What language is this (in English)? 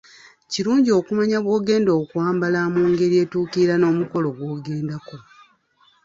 Ganda